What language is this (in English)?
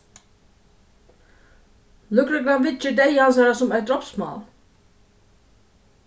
Faroese